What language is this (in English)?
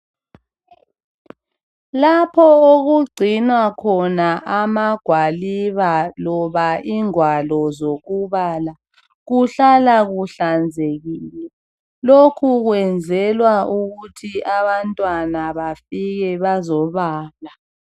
North Ndebele